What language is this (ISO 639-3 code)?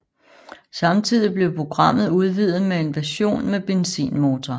dan